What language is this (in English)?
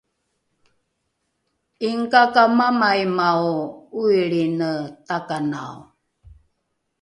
Rukai